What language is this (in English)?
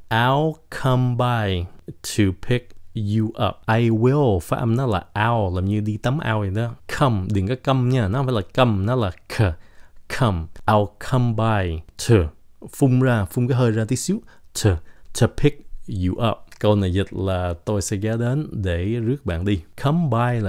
Vietnamese